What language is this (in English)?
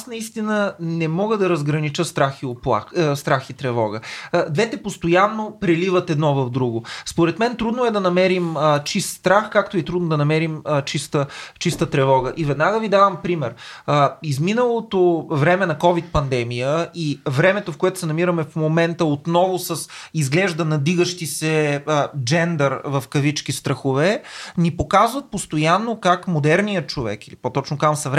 Bulgarian